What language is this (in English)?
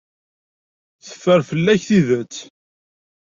Kabyle